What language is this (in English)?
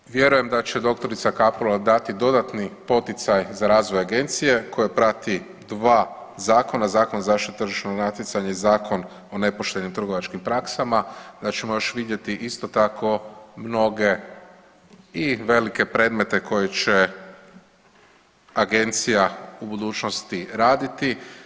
Croatian